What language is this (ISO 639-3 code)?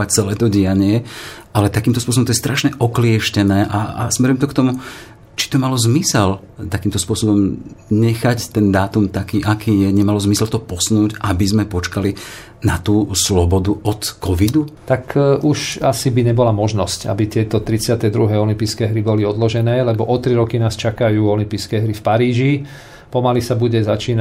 slk